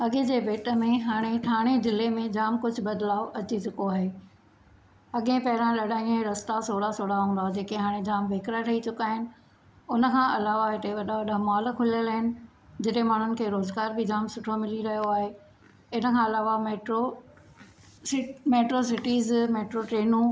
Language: Sindhi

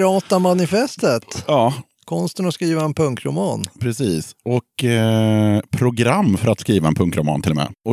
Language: Swedish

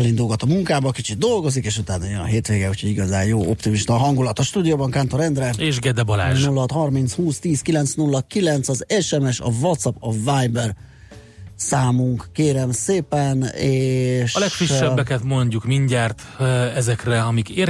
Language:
Hungarian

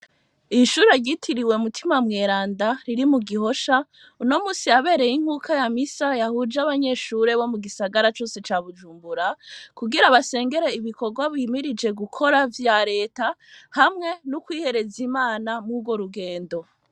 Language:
Rundi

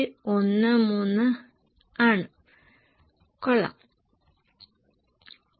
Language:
Malayalam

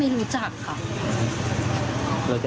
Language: Thai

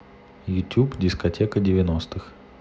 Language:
Russian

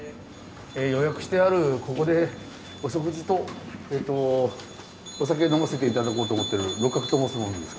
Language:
Japanese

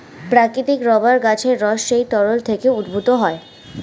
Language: Bangla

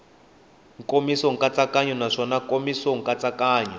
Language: Tsonga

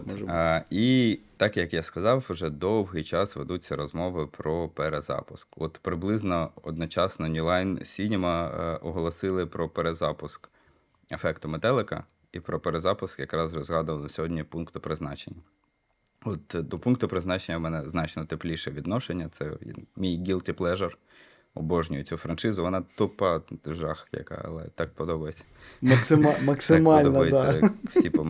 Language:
Ukrainian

